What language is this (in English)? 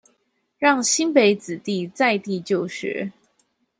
Chinese